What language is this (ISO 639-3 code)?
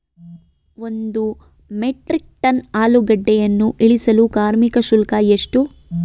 kan